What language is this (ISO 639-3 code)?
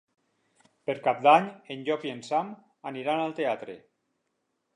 cat